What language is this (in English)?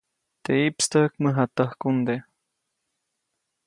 Copainalá Zoque